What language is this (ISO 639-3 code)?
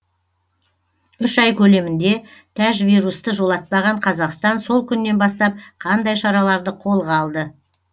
kaz